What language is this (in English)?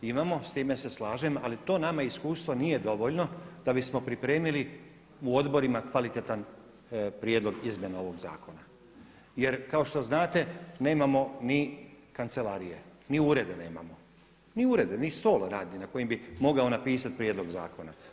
Croatian